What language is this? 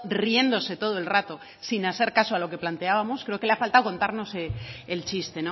Spanish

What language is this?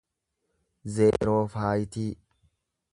Oromo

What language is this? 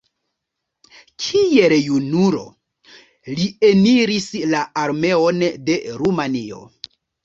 Esperanto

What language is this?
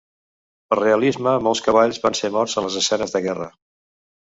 Catalan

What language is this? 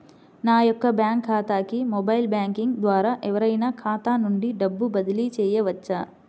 Telugu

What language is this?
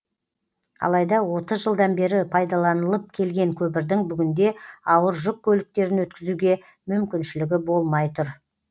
Kazakh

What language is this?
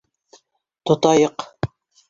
Bashkir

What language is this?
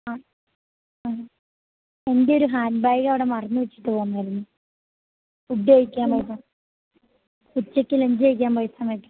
Malayalam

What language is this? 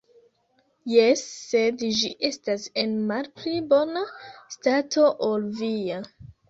Esperanto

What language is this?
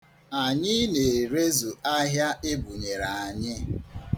Igbo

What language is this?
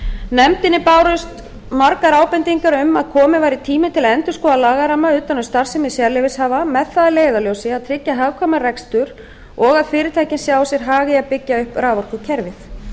Icelandic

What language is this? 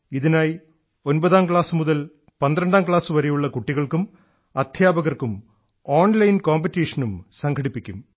Malayalam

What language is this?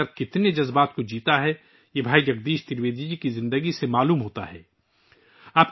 Urdu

